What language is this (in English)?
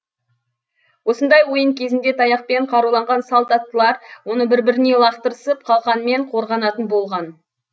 Kazakh